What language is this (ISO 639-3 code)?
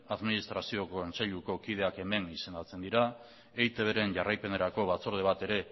eus